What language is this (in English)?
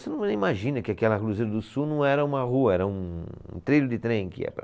Portuguese